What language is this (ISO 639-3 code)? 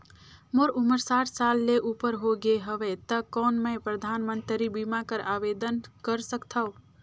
hne